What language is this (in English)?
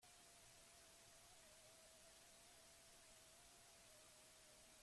Basque